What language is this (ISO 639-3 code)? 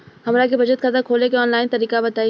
bho